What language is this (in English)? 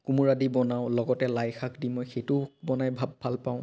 Assamese